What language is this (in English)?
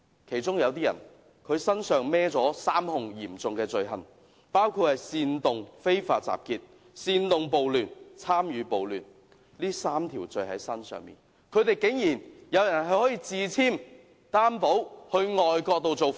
Cantonese